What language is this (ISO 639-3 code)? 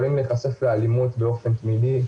heb